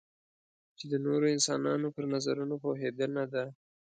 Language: Pashto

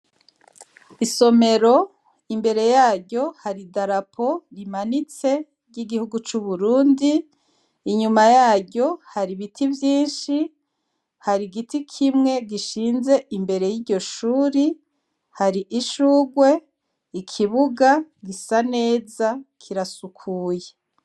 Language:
Rundi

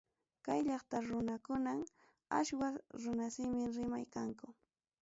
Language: Ayacucho Quechua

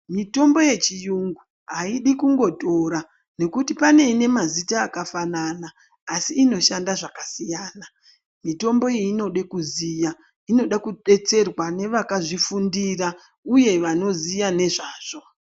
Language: Ndau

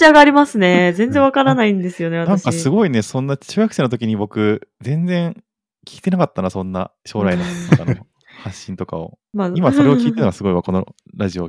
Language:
Japanese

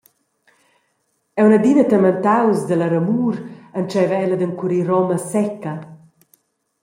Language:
Romansh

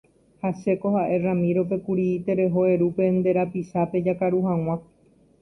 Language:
Guarani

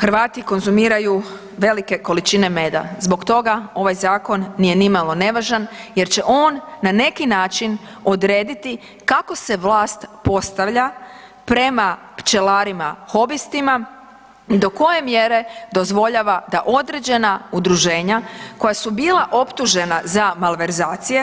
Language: Croatian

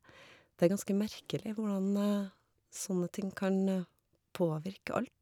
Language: Norwegian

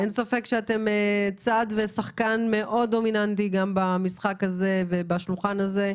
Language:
Hebrew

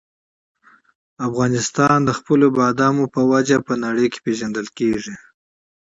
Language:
Pashto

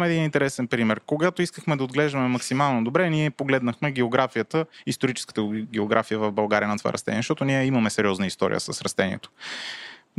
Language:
Bulgarian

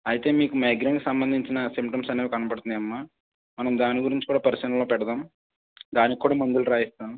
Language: Telugu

